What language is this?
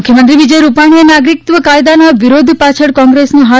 Gujarati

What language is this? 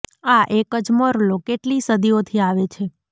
Gujarati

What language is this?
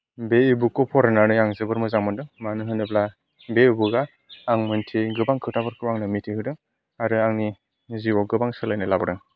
Bodo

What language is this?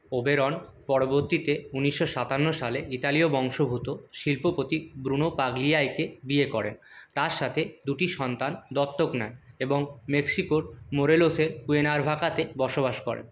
Bangla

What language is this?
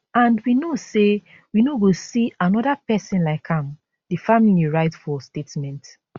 Nigerian Pidgin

